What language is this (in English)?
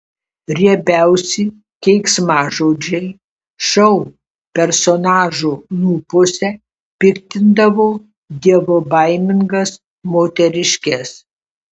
Lithuanian